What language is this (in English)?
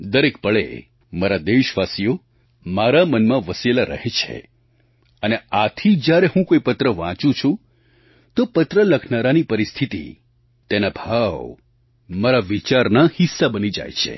Gujarati